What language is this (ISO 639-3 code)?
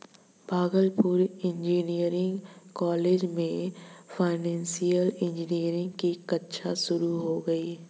hin